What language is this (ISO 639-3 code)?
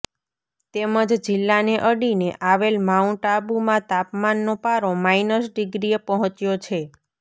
guj